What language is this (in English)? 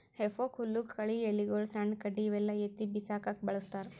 Kannada